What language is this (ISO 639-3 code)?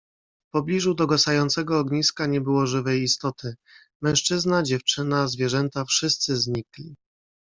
pol